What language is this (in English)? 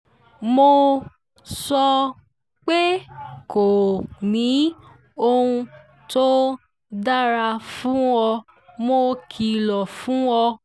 Yoruba